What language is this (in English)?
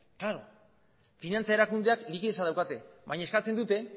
Basque